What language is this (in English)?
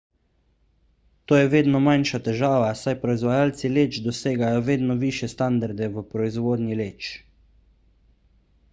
Slovenian